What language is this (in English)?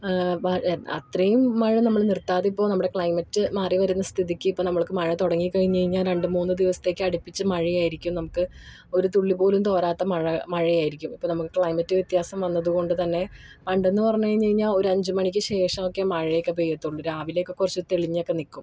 Malayalam